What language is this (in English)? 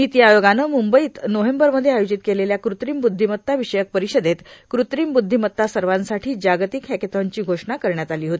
Marathi